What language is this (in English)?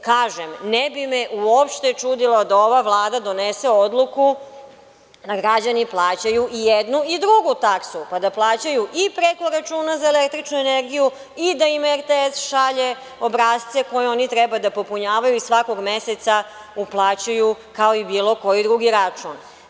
Serbian